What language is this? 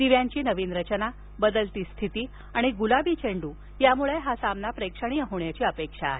Marathi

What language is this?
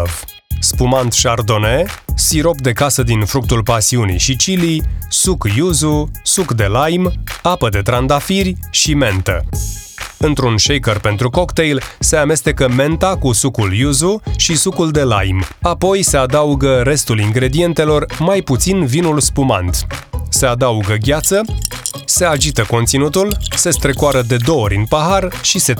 Romanian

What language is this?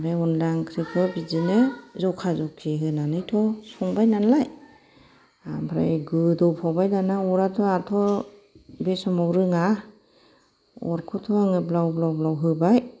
Bodo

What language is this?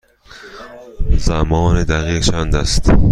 Persian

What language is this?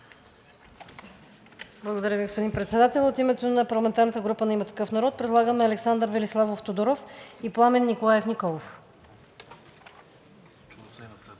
Bulgarian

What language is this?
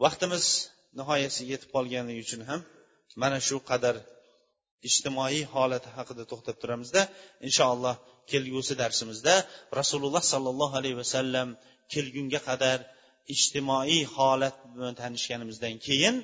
Bulgarian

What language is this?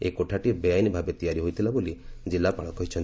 Odia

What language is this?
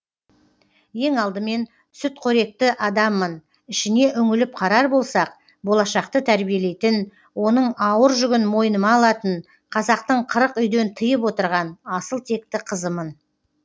Kazakh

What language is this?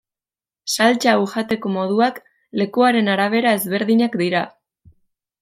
Basque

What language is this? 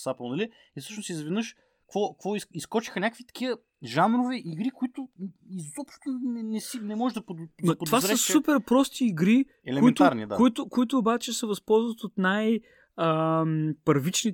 Bulgarian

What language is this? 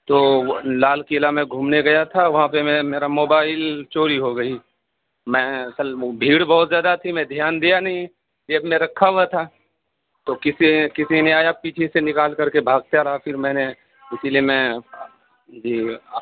Urdu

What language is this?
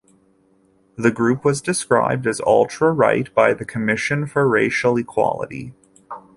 English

